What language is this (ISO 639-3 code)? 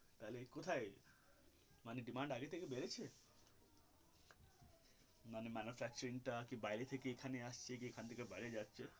ben